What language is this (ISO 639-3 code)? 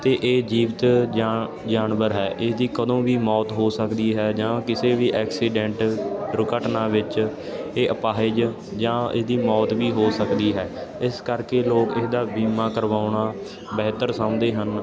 pan